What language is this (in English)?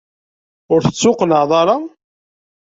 Kabyle